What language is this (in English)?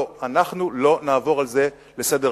Hebrew